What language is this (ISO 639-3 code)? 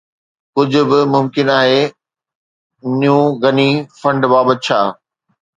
snd